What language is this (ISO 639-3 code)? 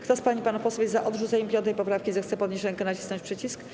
pol